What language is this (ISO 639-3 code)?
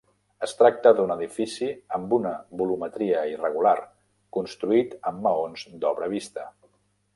cat